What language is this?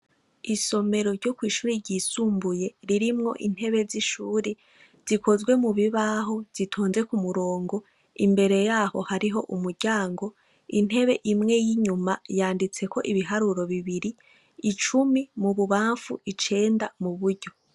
Rundi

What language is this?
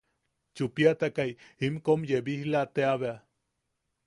Yaqui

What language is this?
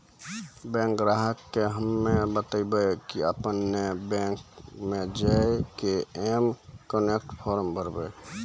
Maithili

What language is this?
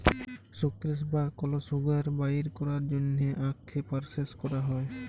Bangla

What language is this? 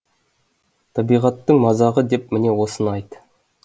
Kazakh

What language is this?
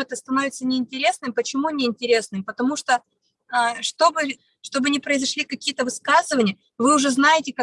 Russian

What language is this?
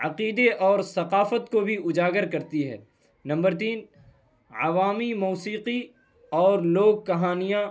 Urdu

